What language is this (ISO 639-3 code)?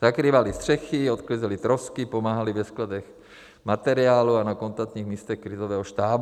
ces